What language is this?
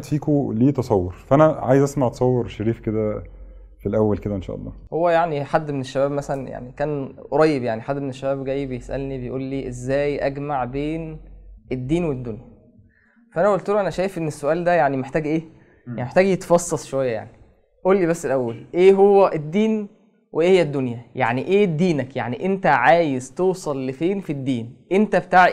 Arabic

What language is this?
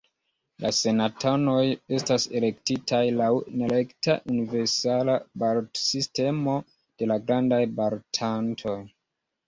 Esperanto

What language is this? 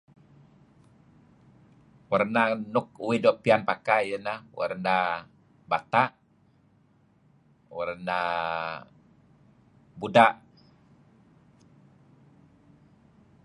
Kelabit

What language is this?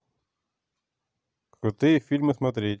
Russian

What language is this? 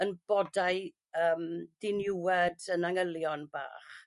Welsh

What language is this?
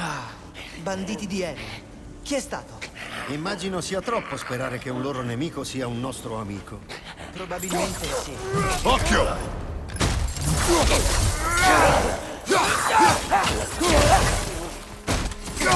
Italian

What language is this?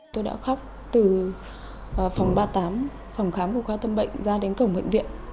Vietnamese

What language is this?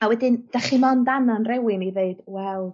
Welsh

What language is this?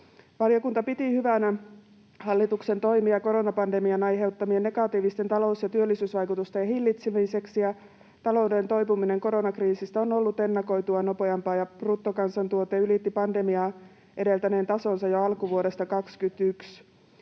Finnish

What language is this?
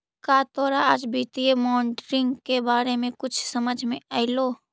Magahi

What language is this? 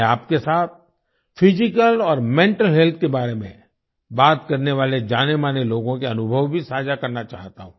Hindi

